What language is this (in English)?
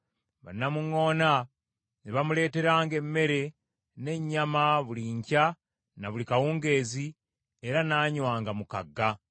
Ganda